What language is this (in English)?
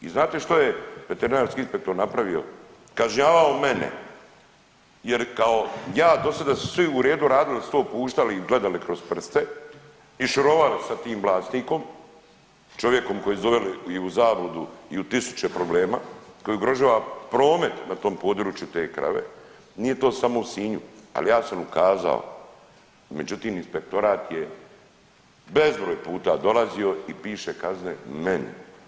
Croatian